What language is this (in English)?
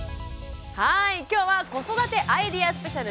Japanese